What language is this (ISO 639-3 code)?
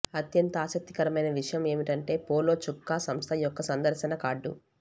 tel